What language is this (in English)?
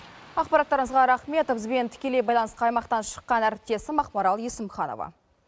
Kazakh